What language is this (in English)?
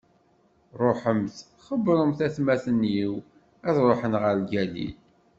Kabyle